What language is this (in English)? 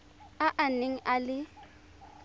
Tswana